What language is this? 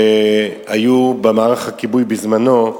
Hebrew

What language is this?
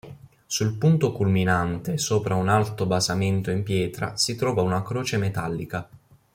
Italian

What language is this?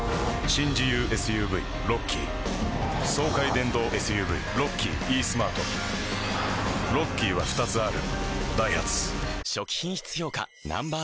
Japanese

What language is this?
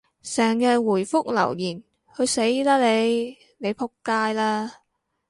Cantonese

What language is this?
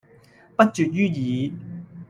Cantonese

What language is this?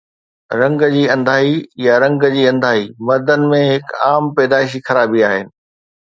Sindhi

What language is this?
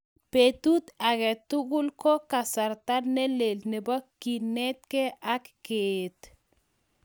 Kalenjin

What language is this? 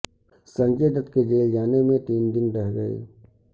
Urdu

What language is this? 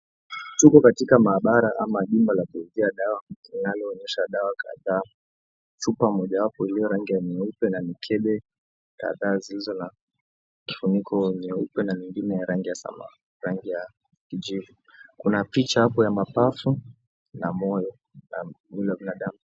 Swahili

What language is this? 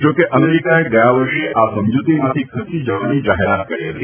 Gujarati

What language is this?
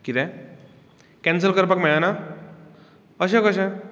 Konkani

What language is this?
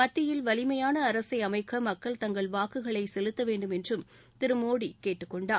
Tamil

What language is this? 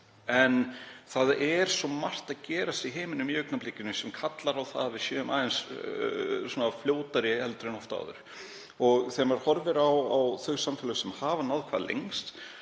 Icelandic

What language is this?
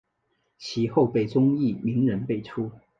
Chinese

